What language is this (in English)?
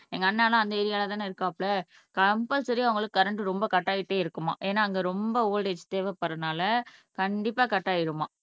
Tamil